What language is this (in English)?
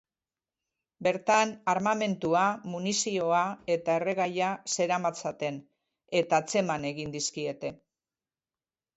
Basque